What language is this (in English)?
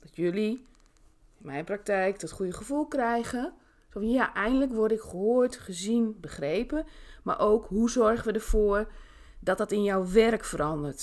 Dutch